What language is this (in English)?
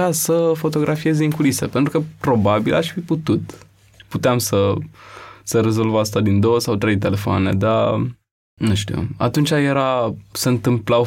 Romanian